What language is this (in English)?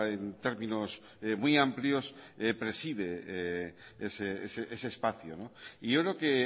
Spanish